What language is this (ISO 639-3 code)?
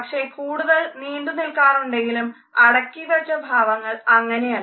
mal